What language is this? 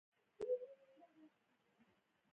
Pashto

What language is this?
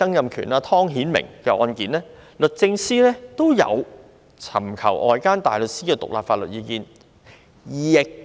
Cantonese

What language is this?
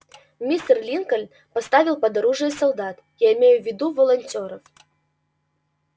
Russian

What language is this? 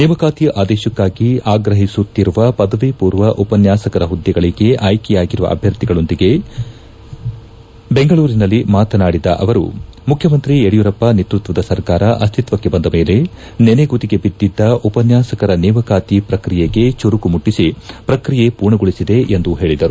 Kannada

